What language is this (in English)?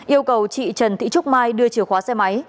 Vietnamese